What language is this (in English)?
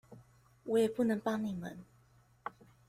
Chinese